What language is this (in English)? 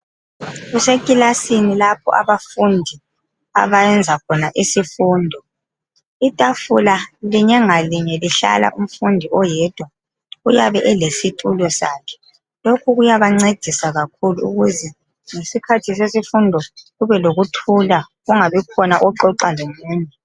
North Ndebele